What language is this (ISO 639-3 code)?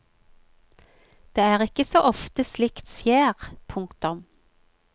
nor